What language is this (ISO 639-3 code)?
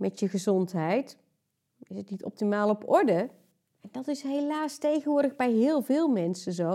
nld